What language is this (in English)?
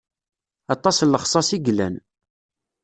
Kabyle